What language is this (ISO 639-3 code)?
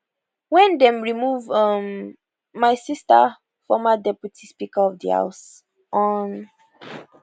pcm